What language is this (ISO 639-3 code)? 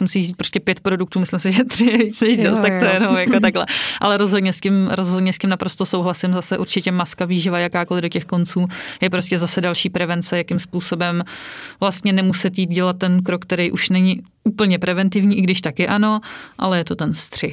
ces